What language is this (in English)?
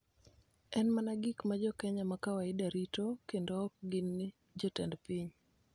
Luo (Kenya and Tanzania)